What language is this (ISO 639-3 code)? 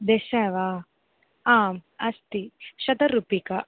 san